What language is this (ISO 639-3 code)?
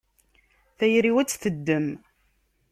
kab